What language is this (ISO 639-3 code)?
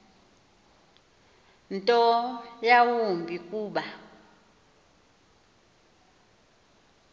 xho